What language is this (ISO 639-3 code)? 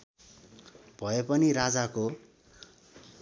nep